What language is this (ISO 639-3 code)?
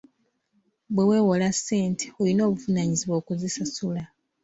lug